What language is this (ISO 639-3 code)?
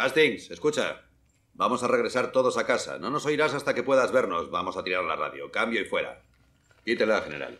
spa